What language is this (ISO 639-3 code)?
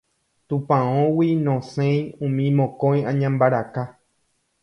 grn